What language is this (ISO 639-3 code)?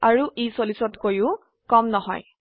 asm